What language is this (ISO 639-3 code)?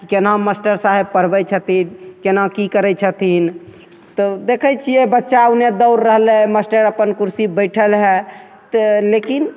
mai